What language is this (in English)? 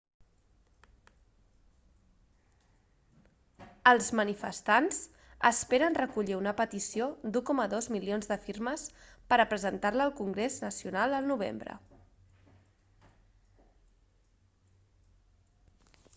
Catalan